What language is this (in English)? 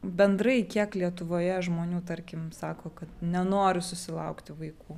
Lithuanian